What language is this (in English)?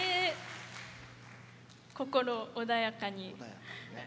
Japanese